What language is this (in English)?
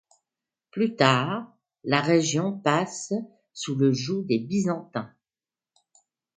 French